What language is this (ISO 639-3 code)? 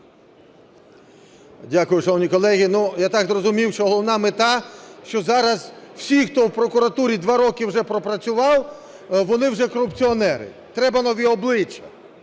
ukr